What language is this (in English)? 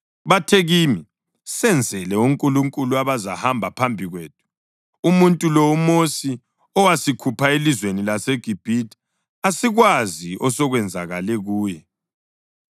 North Ndebele